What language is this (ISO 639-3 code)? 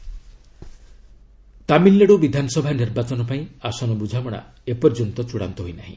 ori